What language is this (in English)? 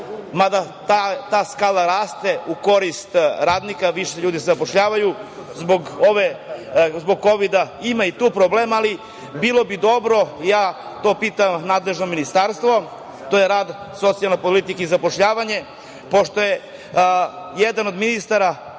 Serbian